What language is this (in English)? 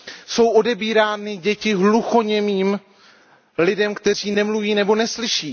Czech